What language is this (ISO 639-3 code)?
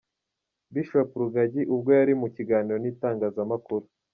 kin